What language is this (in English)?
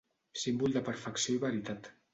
Catalan